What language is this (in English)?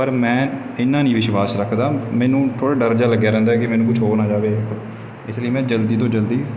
Punjabi